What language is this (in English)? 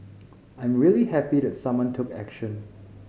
English